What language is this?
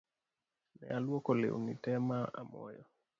Luo (Kenya and Tanzania)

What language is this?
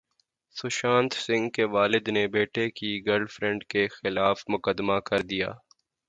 Urdu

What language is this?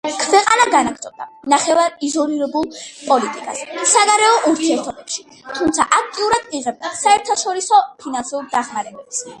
Georgian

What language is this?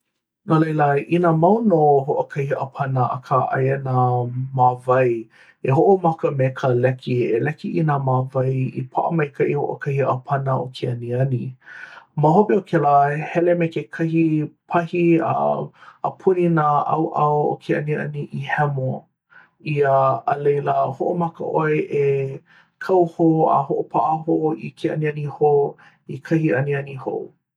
Hawaiian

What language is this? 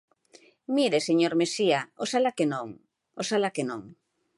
Galician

